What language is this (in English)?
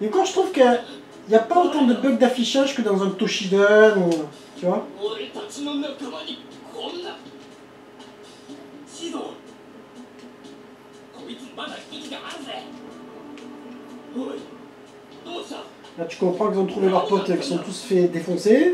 French